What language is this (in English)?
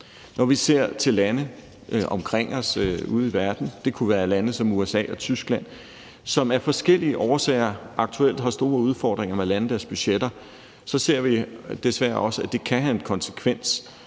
Danish